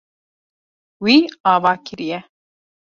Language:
Kurdish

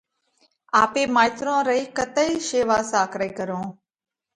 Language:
Parkari Koli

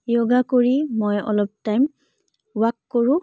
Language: Assamese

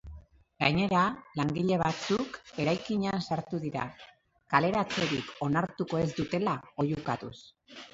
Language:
Basque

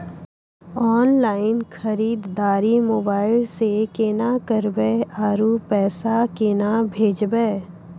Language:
Maithili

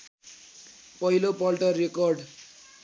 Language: Nepali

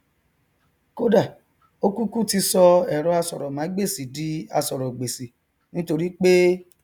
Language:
Yoruba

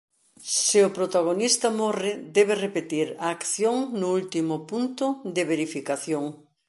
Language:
Galician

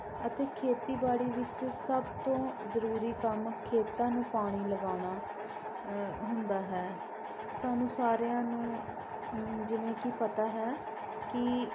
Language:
Punjabi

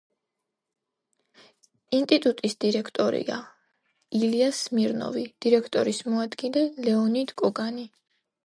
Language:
Georgian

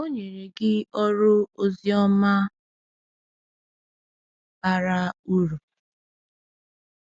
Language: Igbo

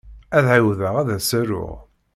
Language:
Kabyle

